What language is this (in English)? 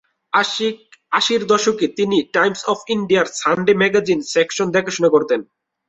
Bangla